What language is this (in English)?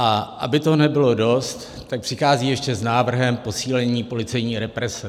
Czech